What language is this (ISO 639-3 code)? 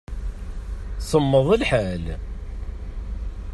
kab